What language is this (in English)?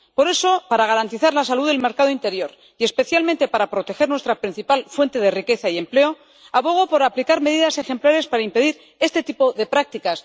Spanish